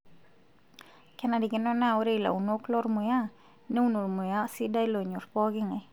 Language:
Masai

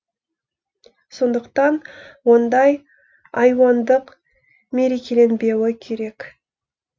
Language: Kazakh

